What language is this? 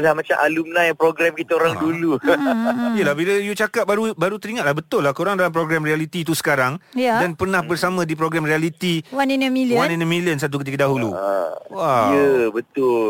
Malay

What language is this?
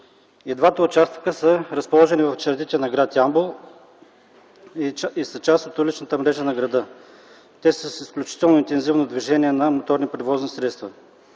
Bulgarian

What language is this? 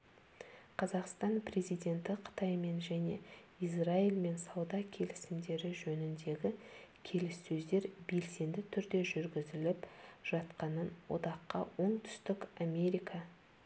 Kazakh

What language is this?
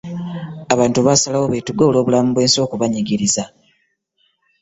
Ganda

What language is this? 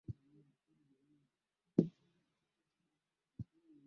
Swahili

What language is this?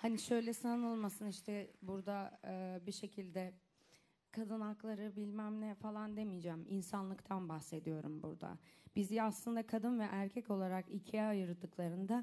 Turkish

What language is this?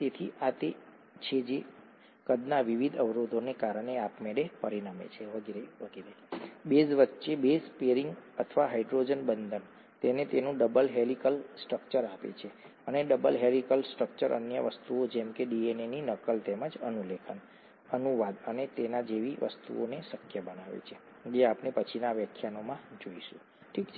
Gujarati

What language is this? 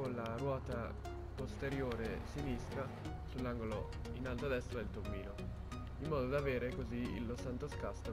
Italian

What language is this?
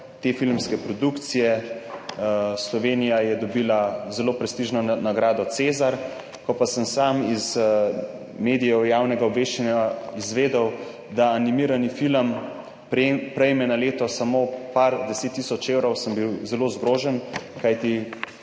Slovenian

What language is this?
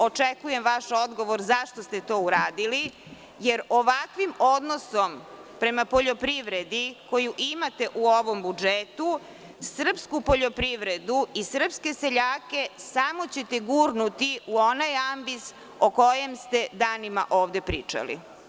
Serbian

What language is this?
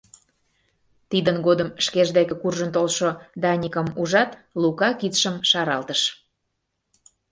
Mari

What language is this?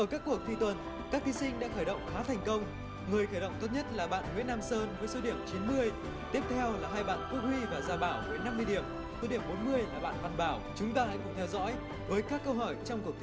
Vietnamese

